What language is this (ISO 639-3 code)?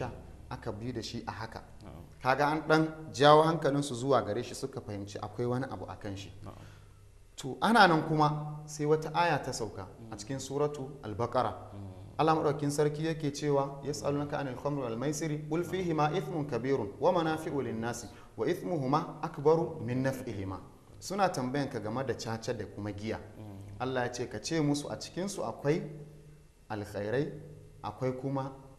ara